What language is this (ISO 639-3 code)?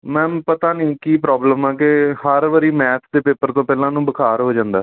pan